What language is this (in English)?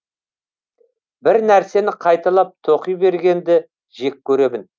Kazakh